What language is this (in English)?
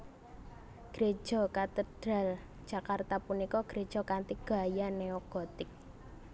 Javanese